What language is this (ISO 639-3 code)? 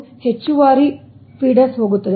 kan